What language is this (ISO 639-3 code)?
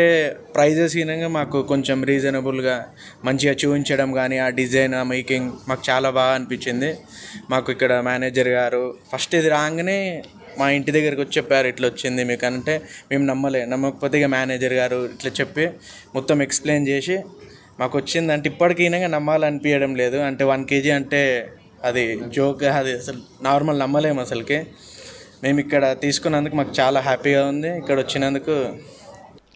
tel